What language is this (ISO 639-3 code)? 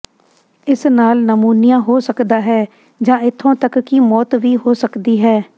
pan